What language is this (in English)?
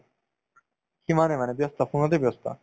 Assamese